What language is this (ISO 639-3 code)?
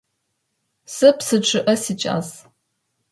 ady